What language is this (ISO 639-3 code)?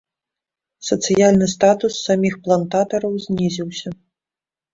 bel